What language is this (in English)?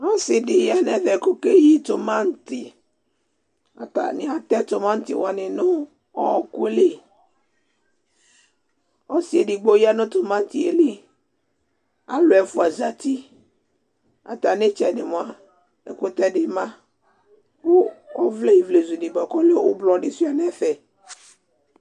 Ikposo